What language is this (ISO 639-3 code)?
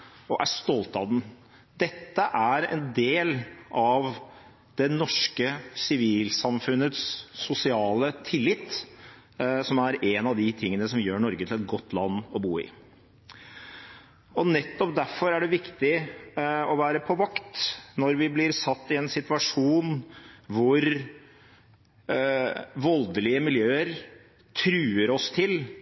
nob